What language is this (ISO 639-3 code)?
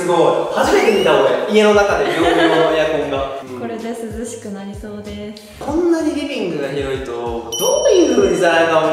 jpn